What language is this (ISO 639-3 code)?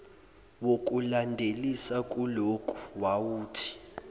zul